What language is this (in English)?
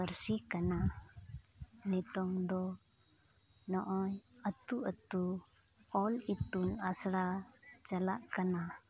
Santali